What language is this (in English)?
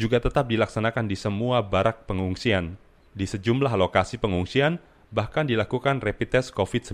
Indonesian